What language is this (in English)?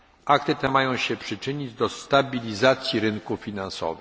Polish